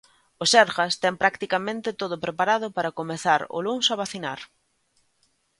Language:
Galician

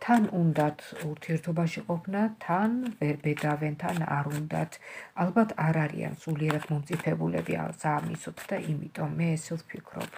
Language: Romanian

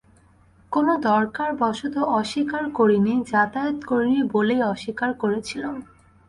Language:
Bangla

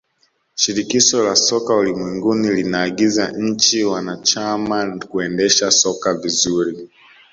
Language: Swahili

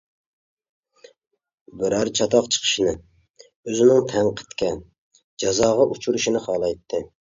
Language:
Uyghur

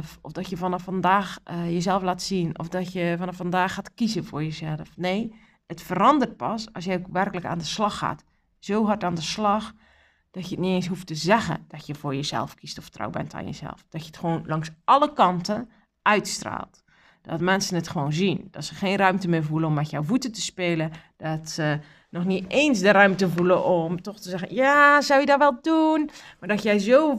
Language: Dutch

